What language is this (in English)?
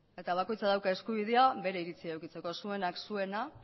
Basque